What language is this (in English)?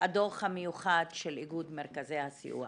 Hebrew